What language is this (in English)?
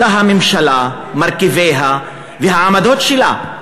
Hebrew